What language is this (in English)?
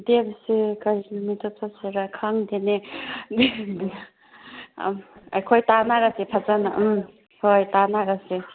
Manipuri